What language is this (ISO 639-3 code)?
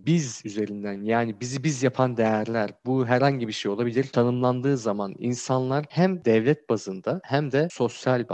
tur